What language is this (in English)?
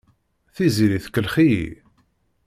Kabyle